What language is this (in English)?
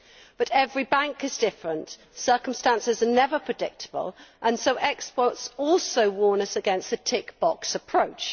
English